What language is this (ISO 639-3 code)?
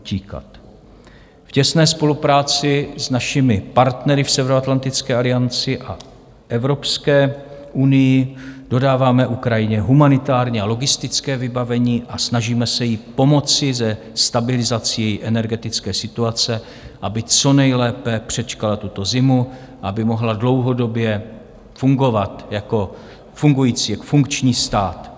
ces